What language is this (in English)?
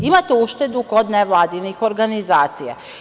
Serbian